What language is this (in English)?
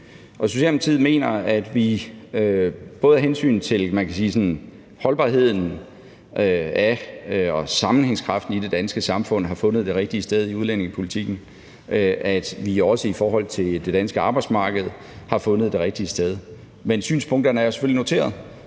Danish